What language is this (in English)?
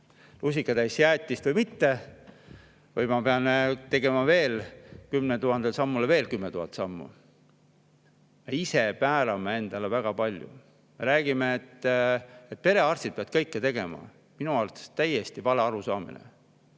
Estonian